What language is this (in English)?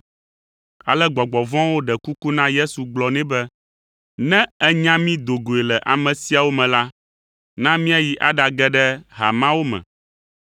Ewe